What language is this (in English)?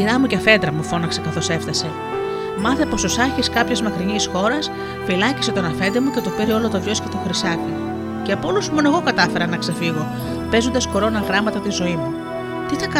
Greek